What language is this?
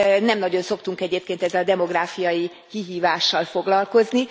Hungarian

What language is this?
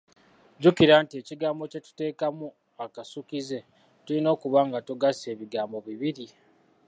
Ganda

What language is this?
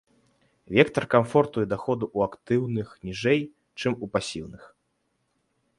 Belarusian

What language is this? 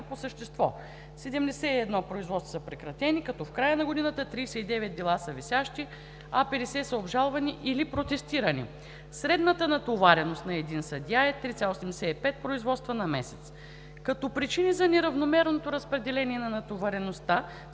Bulgarian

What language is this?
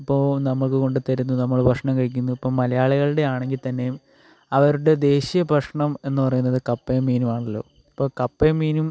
Malayalam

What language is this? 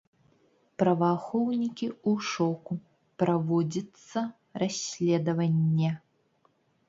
Belarusian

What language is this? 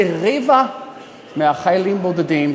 Hebrew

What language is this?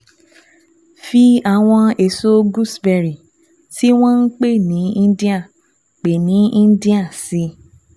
Yoruba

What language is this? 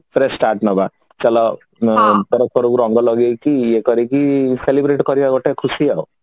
Odia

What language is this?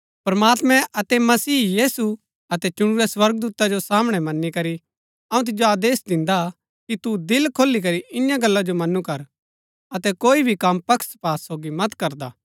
Gaddi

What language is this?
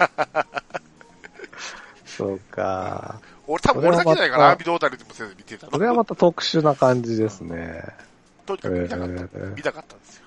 Japanese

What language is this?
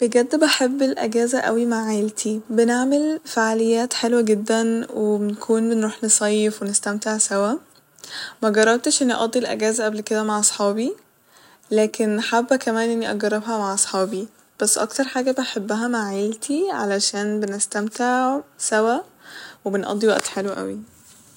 Egyptian Arabic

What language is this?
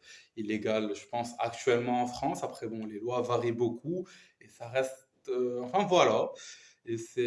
French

